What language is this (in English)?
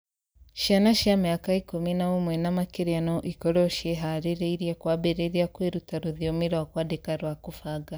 Kikuyu